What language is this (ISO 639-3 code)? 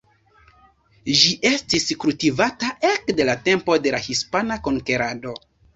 epo